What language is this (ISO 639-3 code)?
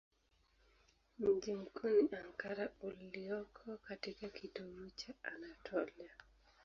swa